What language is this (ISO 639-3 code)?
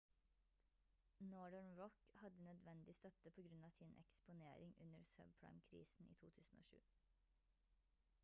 nob